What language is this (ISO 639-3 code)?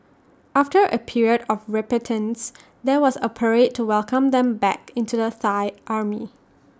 eng